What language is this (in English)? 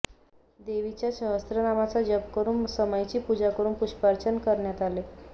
Marathi